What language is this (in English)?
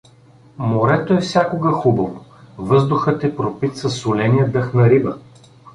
Bulgarian